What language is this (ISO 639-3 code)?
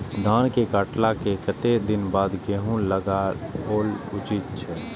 mai